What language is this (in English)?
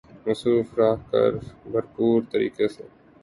Urdu